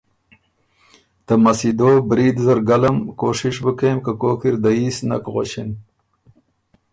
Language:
Ormuri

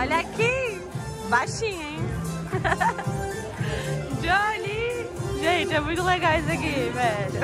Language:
Portuguese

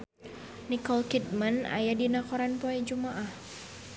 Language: Sundanese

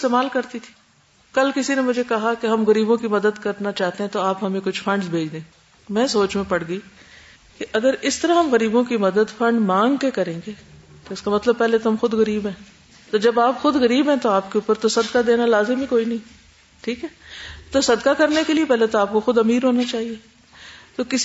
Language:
Urdu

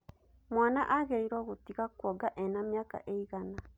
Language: Kikuyu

